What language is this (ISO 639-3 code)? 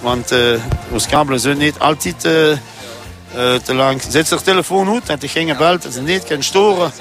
nld